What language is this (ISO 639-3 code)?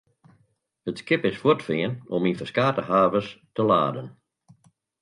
fry